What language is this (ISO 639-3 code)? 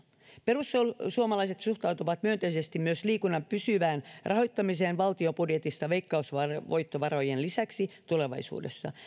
fin